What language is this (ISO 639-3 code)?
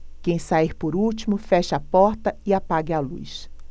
por